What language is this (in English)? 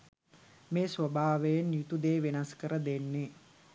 Sinhala